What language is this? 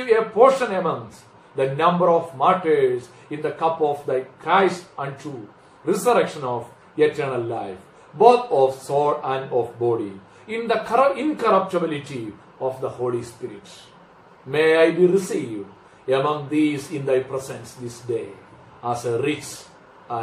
Malayalam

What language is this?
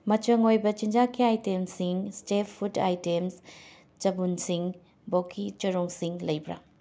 Manipuri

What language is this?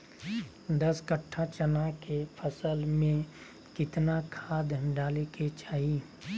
Magahi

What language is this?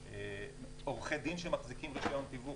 Hebrew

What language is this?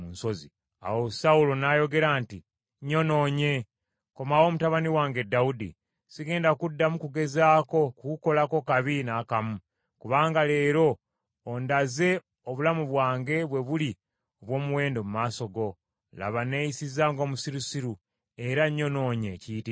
Ganda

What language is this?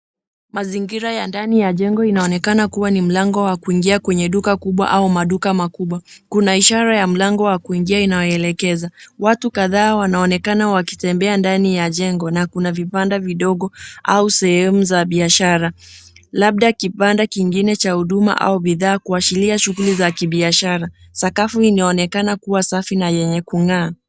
Swahili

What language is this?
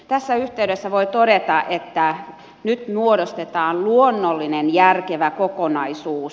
Finnish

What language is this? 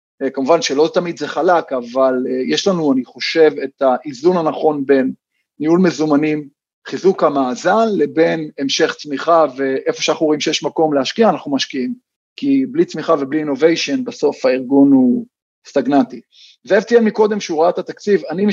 Hebrew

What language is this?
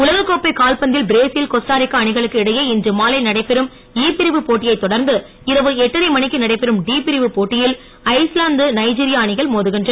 Tamil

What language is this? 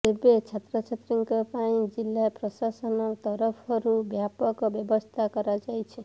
Odia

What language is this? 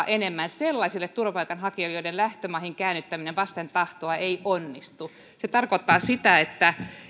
Finnish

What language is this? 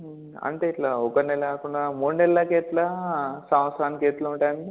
Telugu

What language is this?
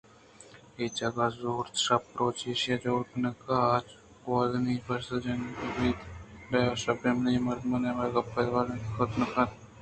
Eastern Balochi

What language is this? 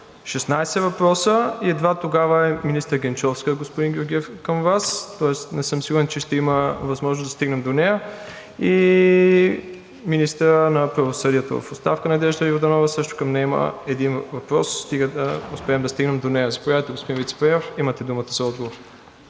Bulgarian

